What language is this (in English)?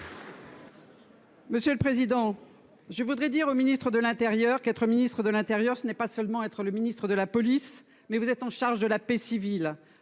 French